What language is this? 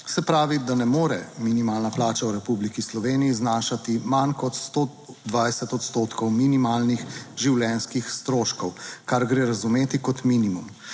Slovenian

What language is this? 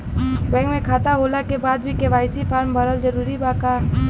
Bhojpuri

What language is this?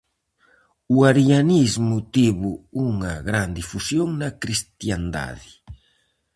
Galician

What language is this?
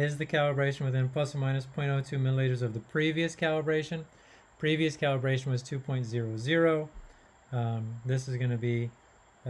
English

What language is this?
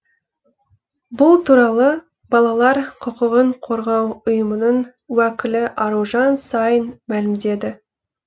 Kazakh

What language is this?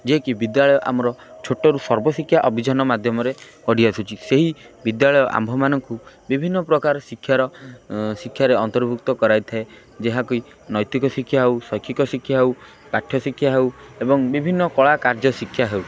Odia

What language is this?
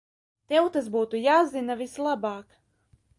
Latvian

